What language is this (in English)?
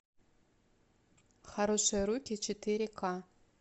Russian